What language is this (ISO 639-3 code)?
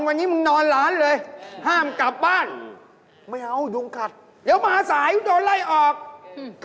tha